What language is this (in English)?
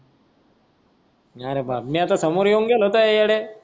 Marathi